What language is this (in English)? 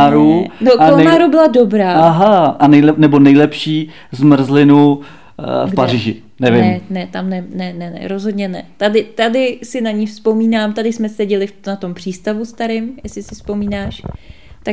Czech